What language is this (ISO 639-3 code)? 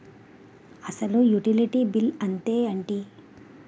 tel